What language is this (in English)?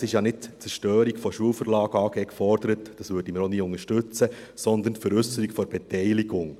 Swiss German